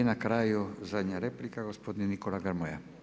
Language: Croatian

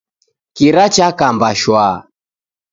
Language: Taita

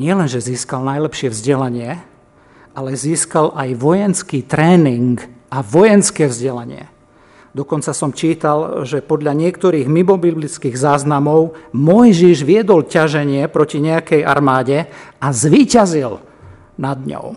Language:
Slovak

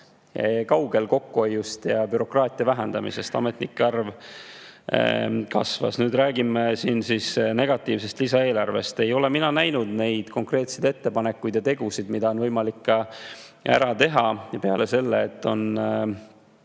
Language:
Estonian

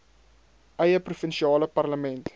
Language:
Afrikaans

